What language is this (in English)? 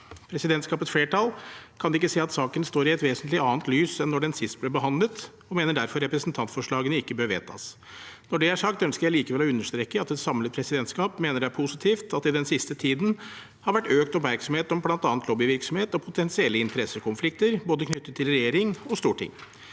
Norwegian